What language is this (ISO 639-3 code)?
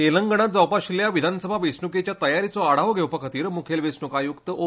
kok